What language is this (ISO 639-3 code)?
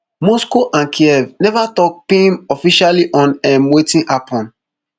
pcm